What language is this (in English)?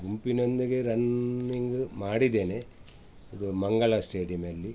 Kannada